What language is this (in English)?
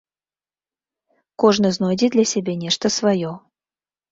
Belarusian